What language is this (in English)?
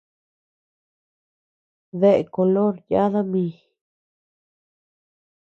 Tepeuxila Cuicatec